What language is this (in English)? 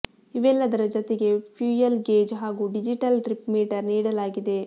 Kannada